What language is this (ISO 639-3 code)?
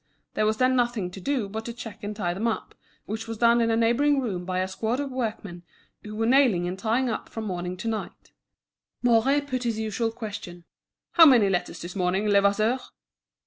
eng